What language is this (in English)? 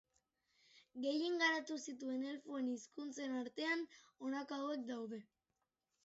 Basque